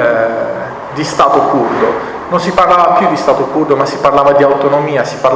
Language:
Italian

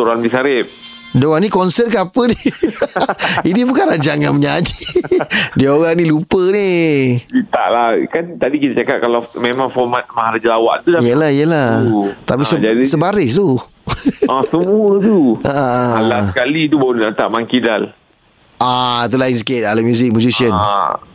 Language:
Malay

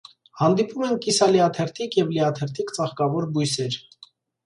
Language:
Armenian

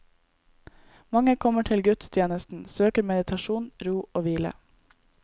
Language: Norwegian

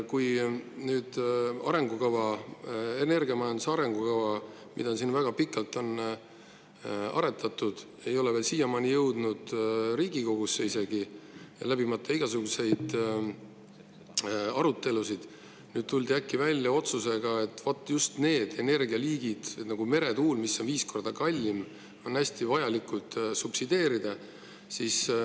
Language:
Estonian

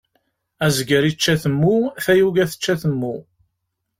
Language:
Kabyle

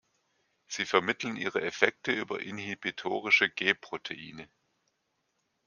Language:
German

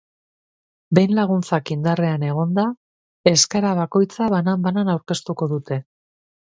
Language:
Basque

